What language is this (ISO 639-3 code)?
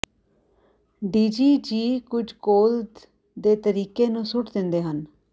pan